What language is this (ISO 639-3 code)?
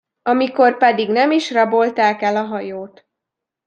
hun